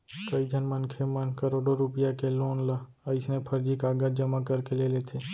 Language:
Chhattisgarhi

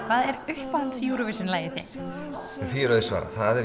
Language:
Icelandic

